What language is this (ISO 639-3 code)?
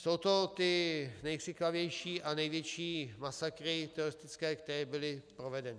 ces